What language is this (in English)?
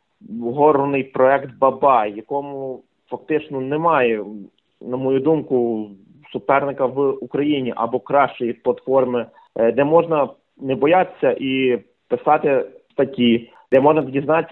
Ukrainian